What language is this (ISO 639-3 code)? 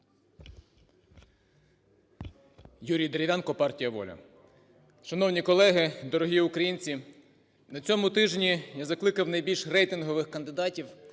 ukr